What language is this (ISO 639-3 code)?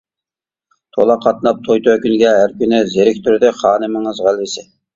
uig